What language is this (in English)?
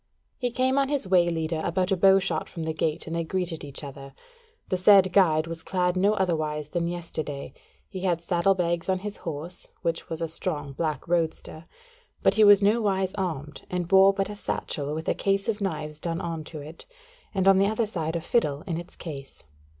English